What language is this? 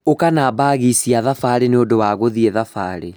Kikuyu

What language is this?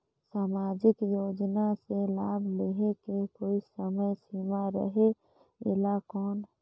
Chhattisgarhi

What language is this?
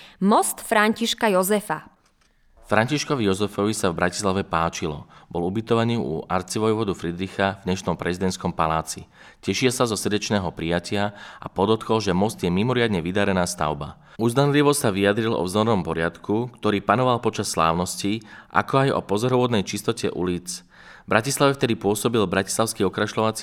Slovak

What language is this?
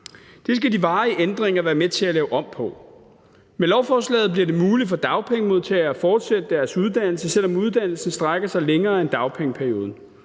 Danish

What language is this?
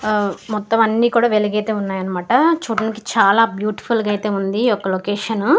Telugu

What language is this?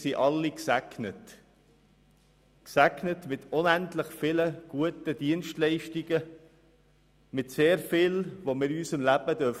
Swiss German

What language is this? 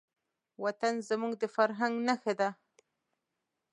Pashto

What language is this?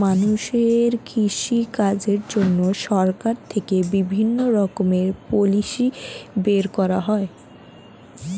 Bangla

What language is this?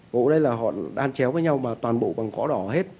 Vietnamese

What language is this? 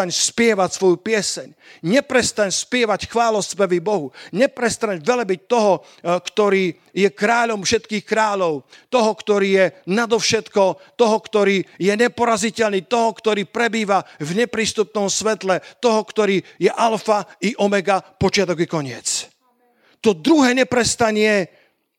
Slovak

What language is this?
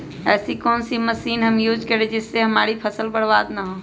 Magahi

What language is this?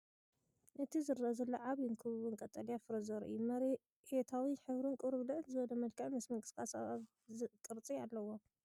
Tigrinya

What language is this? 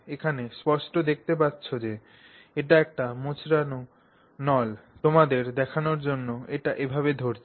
Bangla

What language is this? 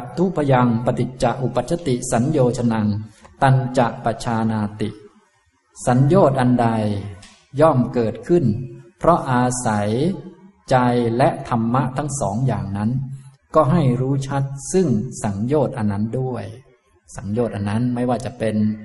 Thai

